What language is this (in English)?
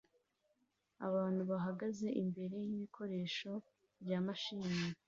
Kinyarwanda